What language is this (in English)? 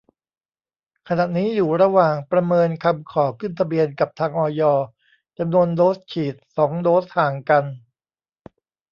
Thai